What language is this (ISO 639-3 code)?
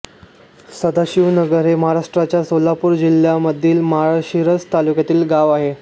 mar